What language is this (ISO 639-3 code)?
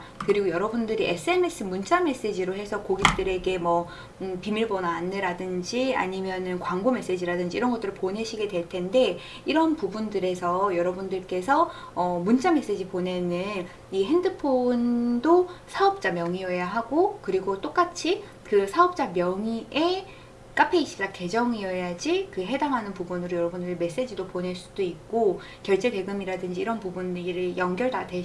kor